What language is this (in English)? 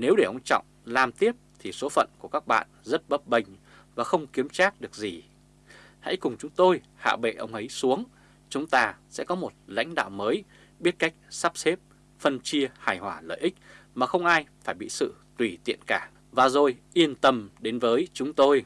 Vietnamese